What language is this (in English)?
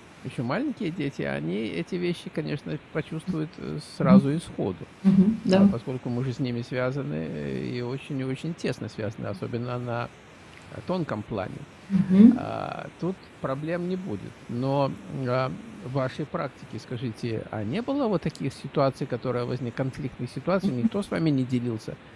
Russian